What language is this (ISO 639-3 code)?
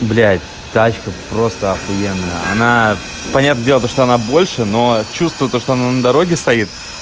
rus